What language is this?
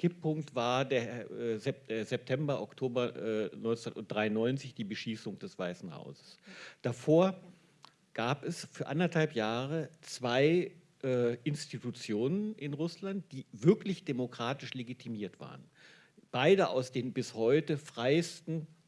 German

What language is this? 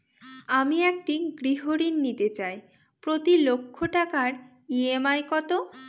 Bangla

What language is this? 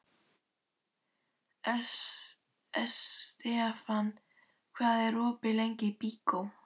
Icelandic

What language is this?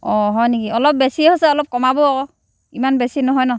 Assamese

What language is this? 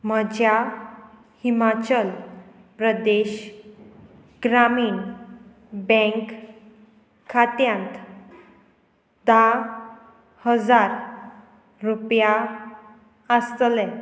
Konkani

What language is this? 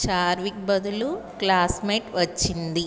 Telugu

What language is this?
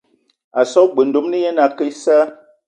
Eton (Cameroon)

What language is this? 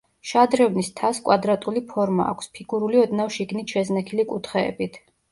Georgian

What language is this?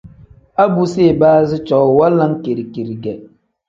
Tem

